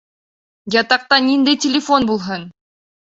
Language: Bashkir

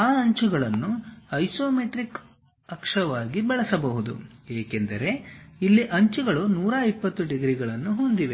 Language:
Kannada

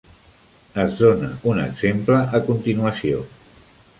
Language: Catalan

